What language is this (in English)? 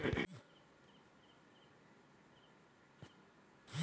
Chhattisgarhi